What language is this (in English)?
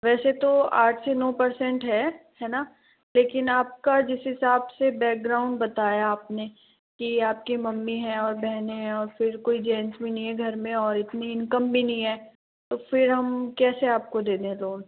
Hindi